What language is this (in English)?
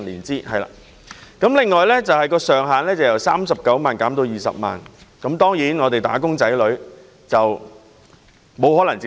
Cantonese